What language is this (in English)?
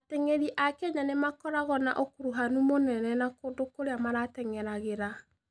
Kikuyu